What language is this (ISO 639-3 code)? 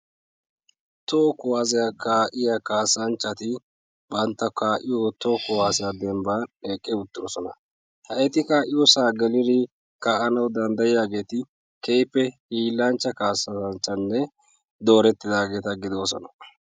wal